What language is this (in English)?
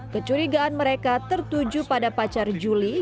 Indonesian